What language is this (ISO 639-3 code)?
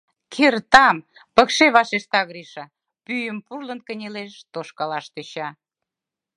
chm